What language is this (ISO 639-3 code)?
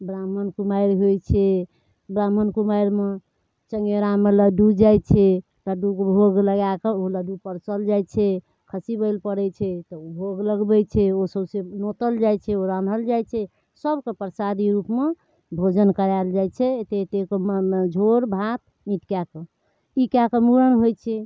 mai